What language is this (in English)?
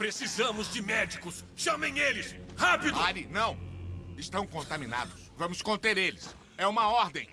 Portuguese